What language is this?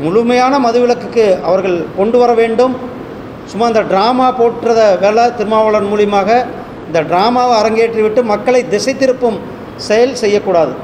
Tamil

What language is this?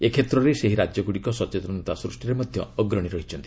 Odia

